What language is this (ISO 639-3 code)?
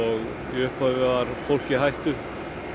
isl